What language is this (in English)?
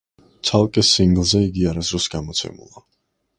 Georgian